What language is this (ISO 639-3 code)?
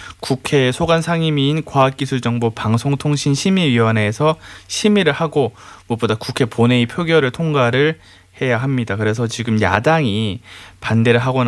kor